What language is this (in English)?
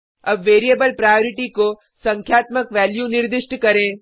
Hindi